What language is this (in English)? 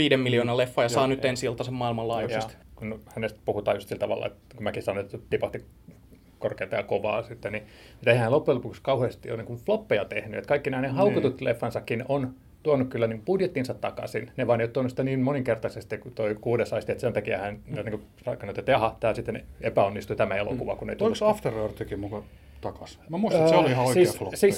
Finnish